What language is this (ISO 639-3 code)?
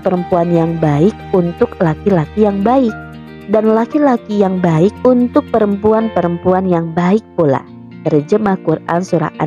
ind